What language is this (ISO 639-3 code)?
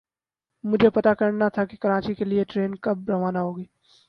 urd